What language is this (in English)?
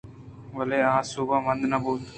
Eastern Balochi